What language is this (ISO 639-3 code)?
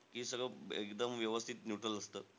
mar